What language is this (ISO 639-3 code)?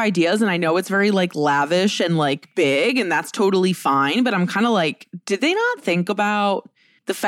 eng